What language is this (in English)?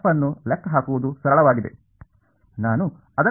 Kannada